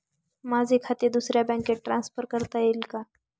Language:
Marathi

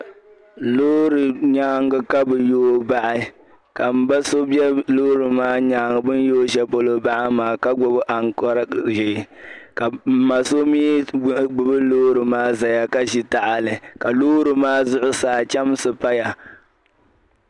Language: Dagbani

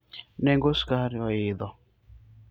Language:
Luo (Kenya and Tanzania)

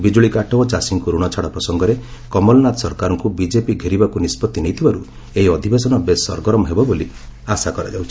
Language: Odia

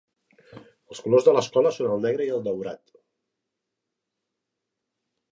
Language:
Catalan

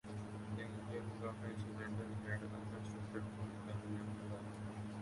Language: English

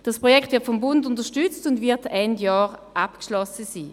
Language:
Swiss German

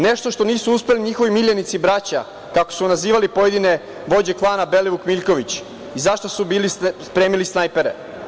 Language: Serbian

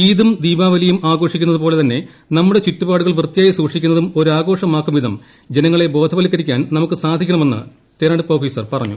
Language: Malayalam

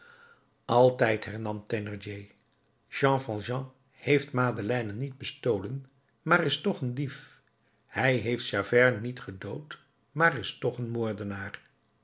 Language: Dutch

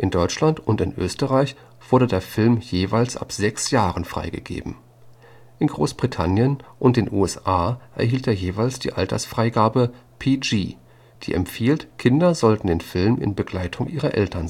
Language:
German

